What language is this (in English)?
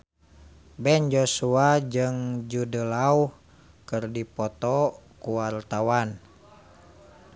Sundanese